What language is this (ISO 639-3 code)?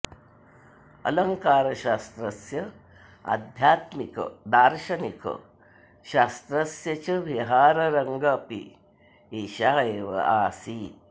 san